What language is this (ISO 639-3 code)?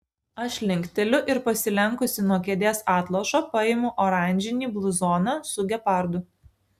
lit